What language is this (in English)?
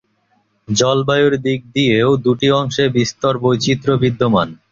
Bangla